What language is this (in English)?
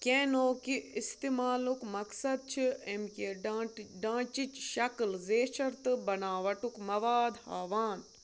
Kashmiri